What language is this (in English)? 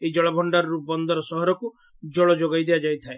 Odia